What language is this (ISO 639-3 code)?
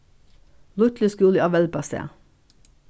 fao